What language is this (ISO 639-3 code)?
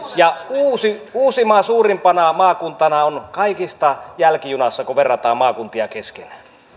fin